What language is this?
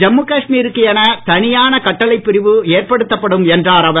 Tamil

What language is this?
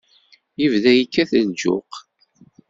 Kabyle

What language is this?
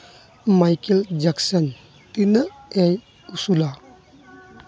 Santali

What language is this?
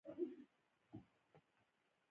Pashto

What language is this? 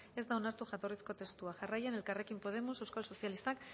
Basque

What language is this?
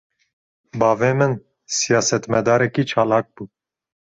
Kurdish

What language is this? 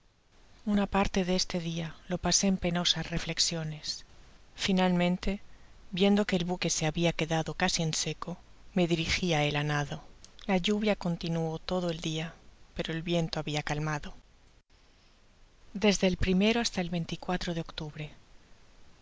Spanish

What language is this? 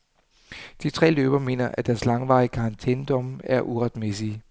Danish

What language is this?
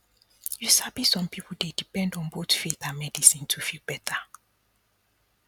Nigerian Pidgin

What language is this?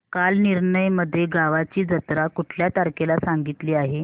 Marathi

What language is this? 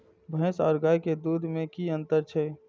Maithili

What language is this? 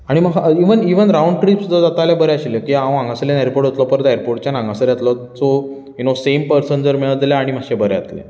Konkani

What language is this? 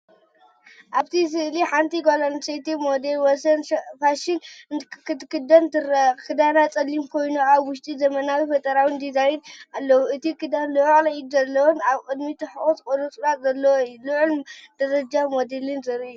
Tigrinya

